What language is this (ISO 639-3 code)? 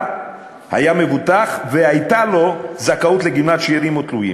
heb